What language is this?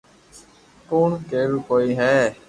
Loarki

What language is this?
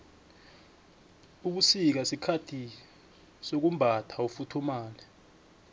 South Ndebele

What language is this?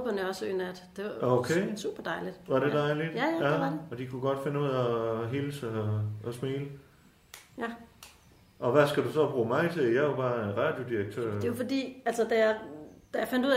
Danish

